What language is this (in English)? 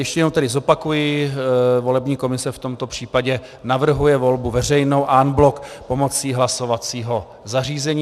Czech